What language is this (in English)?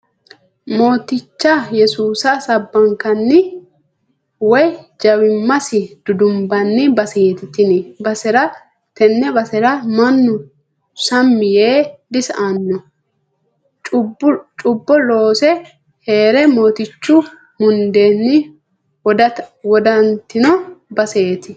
Sidamo